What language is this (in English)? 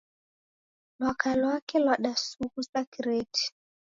Taita